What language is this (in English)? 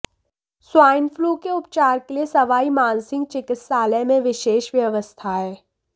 Hindi